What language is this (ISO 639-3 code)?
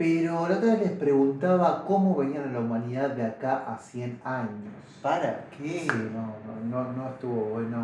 spa